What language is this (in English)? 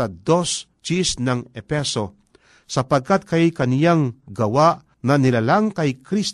Filipino